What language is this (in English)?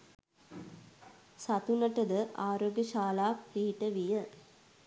Sinhala